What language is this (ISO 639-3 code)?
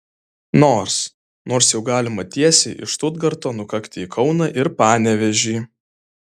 lit